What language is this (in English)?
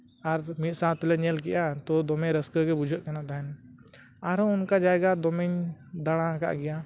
Santali